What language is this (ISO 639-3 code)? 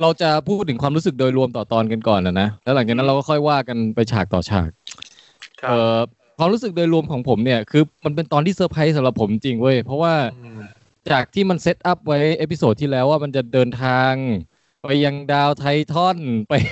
tha